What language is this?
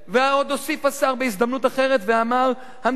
Hebrew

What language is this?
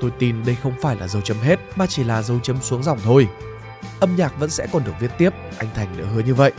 Vietnamese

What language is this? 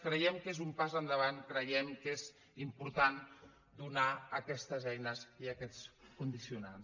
Catalan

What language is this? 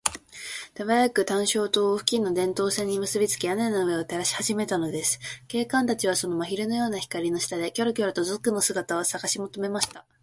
Japanese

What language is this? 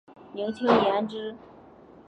Chinese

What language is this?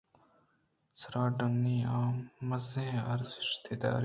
Eastern Balochi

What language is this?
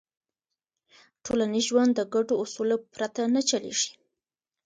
Pashto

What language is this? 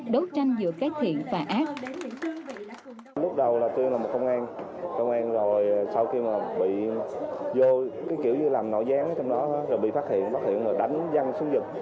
Vietnamese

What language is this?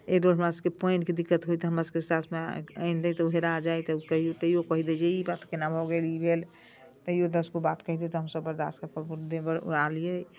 Maithili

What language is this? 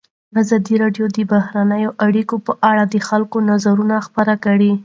Pashto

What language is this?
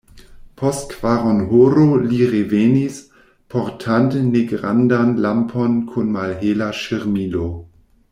Esperanto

